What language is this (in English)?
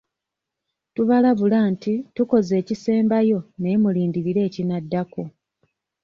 Ganda